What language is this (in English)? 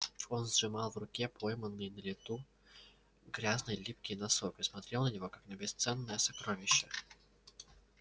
Russian